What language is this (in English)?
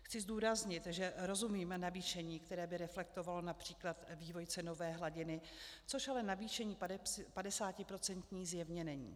Czech